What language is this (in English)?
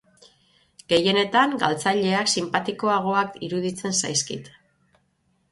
Basque